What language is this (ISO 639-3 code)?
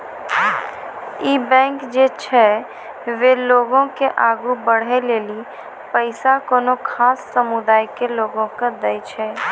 mai